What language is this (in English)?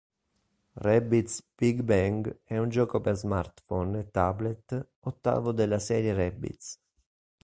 Italian